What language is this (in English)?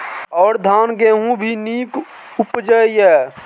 Maithili